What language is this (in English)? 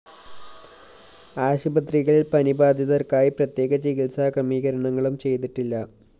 Malayalam